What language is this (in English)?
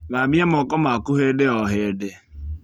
Kikuyu